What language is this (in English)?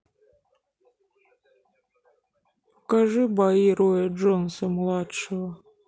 Russian